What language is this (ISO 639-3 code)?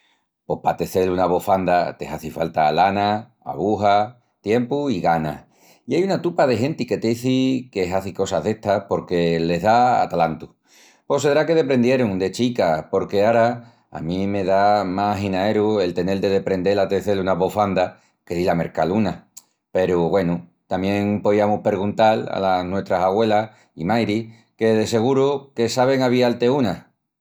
ext